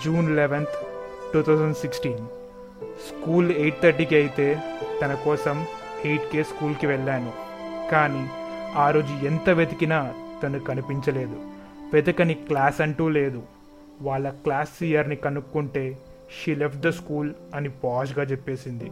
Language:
Telugu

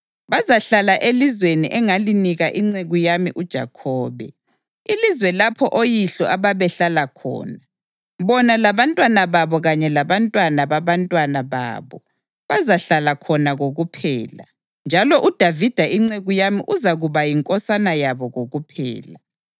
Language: North Ndebele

